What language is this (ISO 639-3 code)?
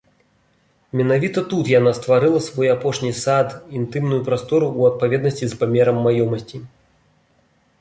bel